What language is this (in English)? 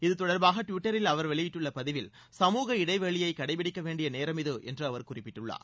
Tamil